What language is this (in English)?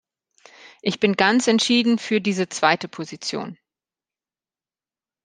German